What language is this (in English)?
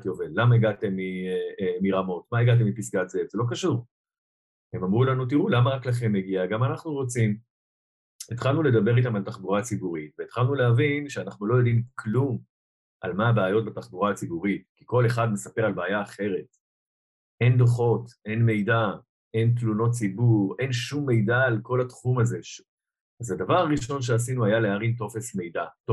Hebrew